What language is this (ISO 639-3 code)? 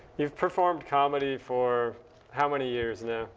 eng